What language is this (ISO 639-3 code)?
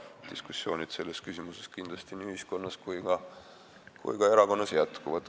est